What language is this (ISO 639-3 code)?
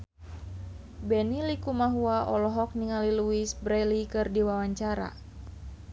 sun